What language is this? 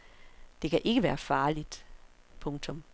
Danish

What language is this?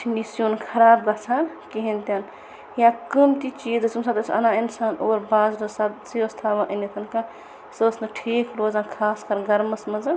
Kashmiri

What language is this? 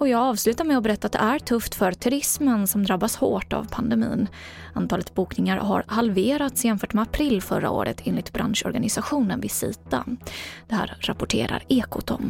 Swedish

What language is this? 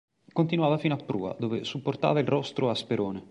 Italian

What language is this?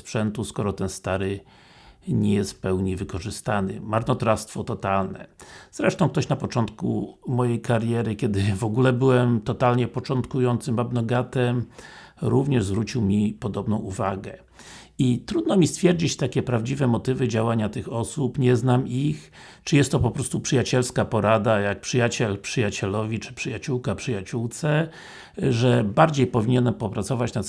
Polish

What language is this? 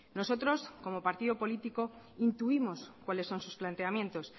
Spanish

